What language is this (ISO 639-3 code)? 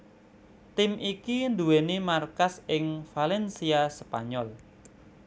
jav